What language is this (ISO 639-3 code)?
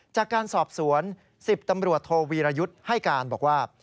tha